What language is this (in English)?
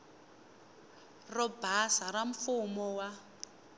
Tsonga